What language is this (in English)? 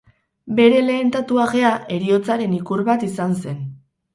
Basque